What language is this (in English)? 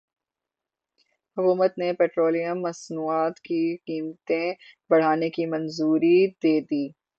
Urdu